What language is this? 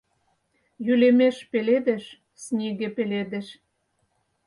Mari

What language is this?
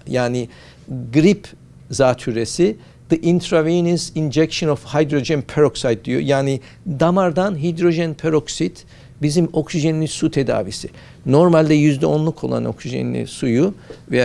Turkish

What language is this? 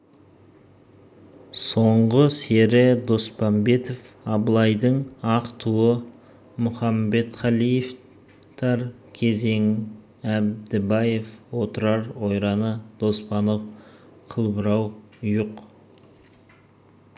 Kazakh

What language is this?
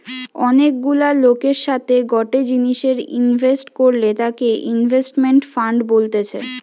Bangla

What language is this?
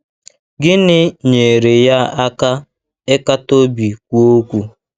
Igbo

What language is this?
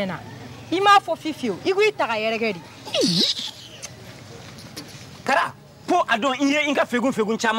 French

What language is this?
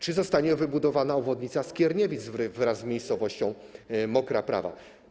Polish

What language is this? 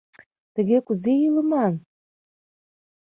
Mari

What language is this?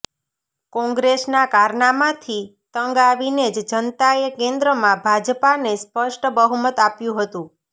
Gujarati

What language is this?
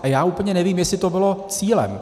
Czech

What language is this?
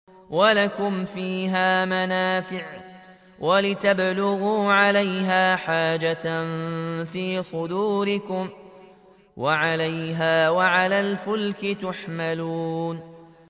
Arabic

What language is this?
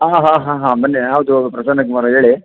Kannada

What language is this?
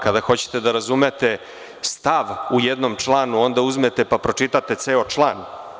Serbian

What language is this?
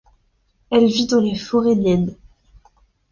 French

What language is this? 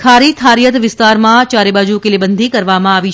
Gujarati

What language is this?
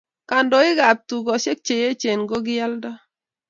Kalenjin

